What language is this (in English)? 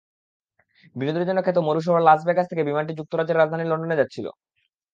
Bangla